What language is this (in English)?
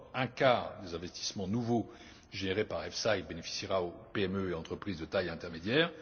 French